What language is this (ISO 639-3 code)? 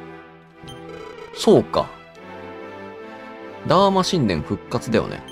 jpn